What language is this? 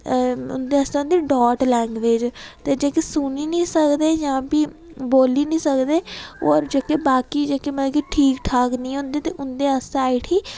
Dogri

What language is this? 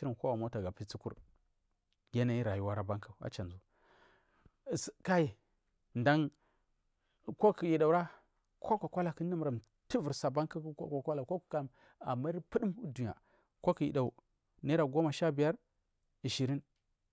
Marghi South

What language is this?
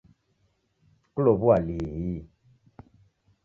Taita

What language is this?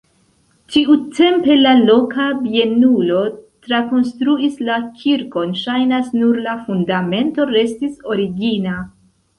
Esperanto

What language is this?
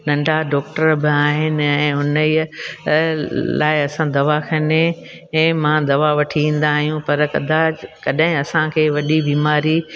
Sindhi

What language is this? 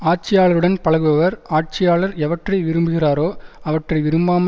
Tamil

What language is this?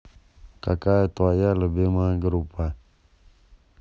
Russian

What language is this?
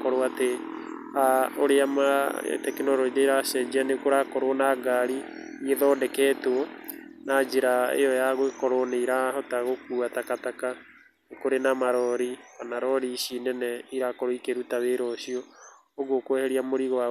Kikuyu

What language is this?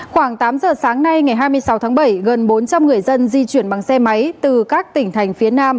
Vietnamese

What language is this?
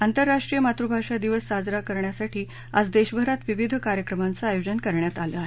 Marathi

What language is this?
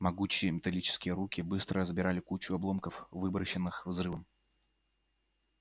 Russian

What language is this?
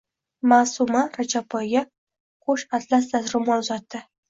Uzbek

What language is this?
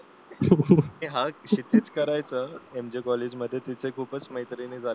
Marathi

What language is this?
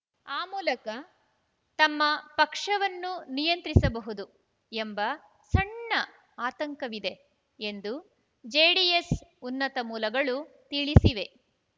Kannada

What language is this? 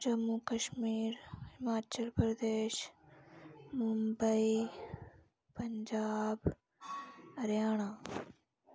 Dogri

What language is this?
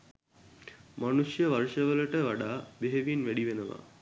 Sinhala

